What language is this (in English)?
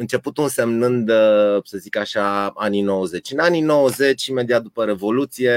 Romanian